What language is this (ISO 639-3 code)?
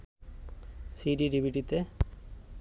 ben